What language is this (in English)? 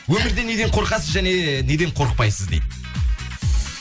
Kazakh